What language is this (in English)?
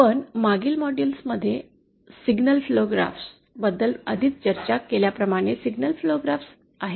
Marathi